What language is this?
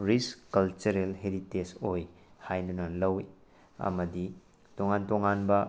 Manipuri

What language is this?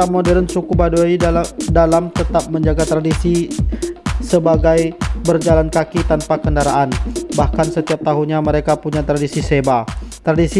Indonesian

